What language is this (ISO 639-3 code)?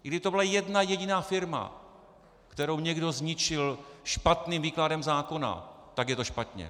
ces